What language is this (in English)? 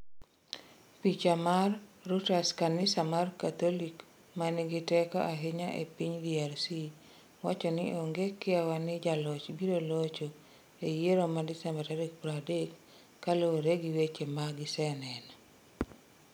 Luo (Kenya and Tanzania)